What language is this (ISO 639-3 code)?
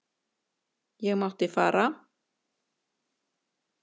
isl